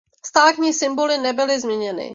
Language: Czech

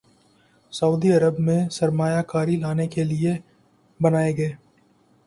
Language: Urdu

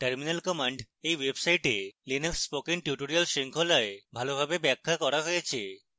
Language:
Bangla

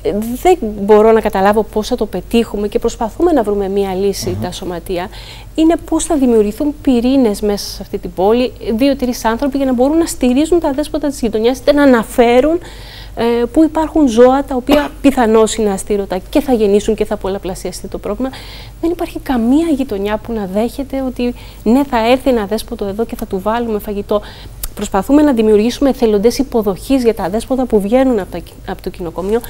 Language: Greek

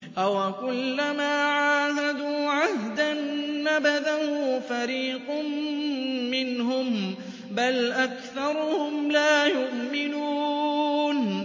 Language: Arabic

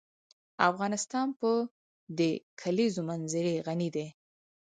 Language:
Pashto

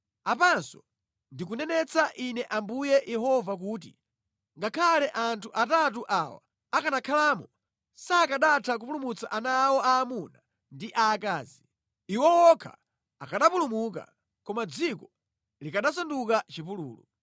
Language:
Nyanja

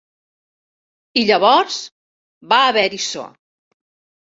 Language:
Catalan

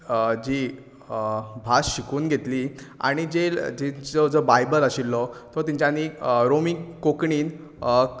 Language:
Konkani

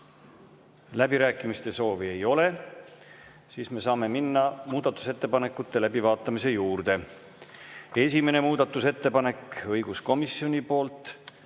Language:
Estonian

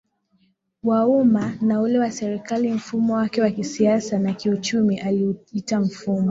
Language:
Swahili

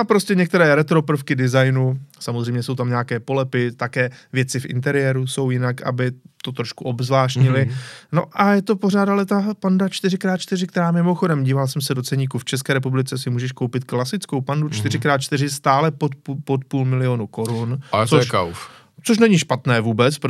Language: Czech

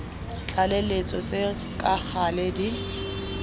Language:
Tswana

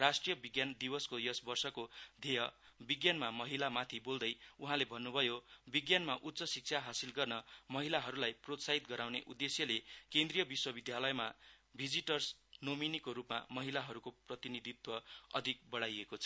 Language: Nepali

